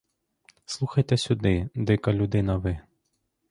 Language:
Ukrainian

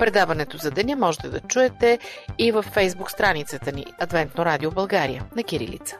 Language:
Bulgarian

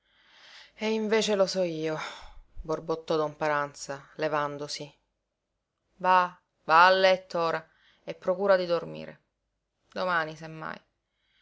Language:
Italian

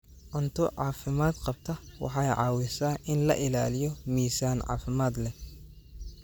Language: Somali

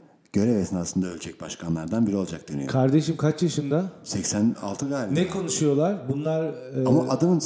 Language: Turkish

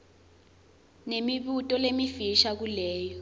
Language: Swati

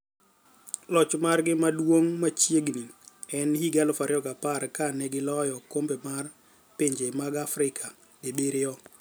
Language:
Luo (Kenya and Tanzania)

